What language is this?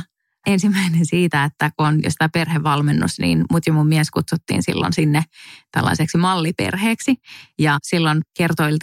Finnish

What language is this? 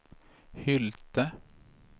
Swedish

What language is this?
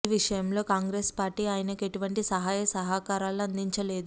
Telugu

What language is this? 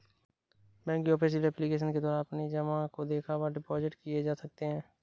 Hindi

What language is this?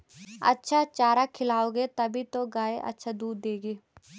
Hindi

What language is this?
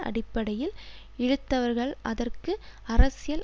Tamil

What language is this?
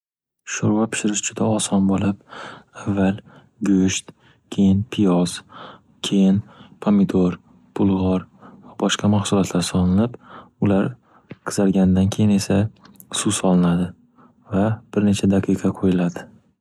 Uzbek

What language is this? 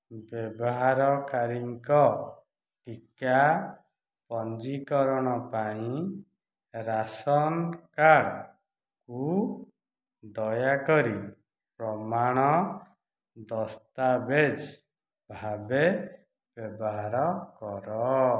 Odia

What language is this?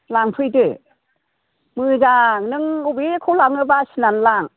Bodo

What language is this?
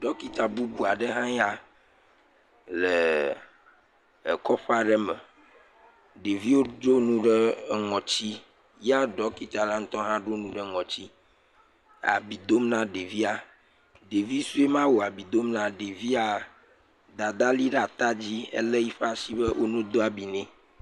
Ewe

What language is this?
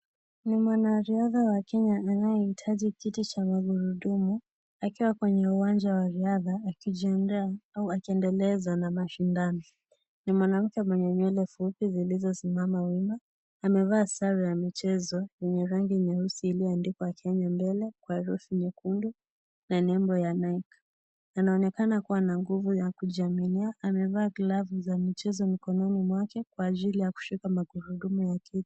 Swahili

